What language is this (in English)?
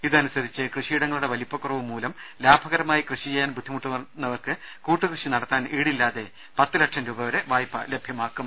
Malayalam